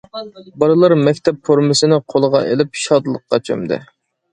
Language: Uyghur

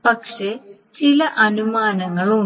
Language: Malayalam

